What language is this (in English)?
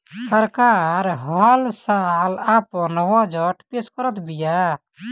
Bhojpuri